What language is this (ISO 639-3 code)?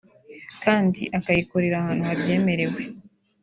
kin